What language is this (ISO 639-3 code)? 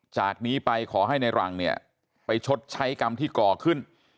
tha